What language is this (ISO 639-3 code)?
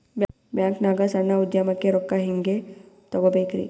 kan